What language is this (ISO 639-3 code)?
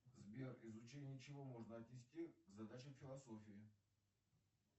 rus